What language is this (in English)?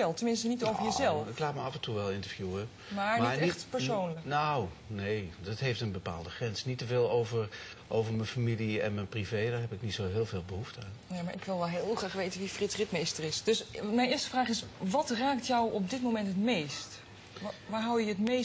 Dutch